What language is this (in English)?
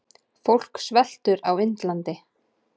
Icelandic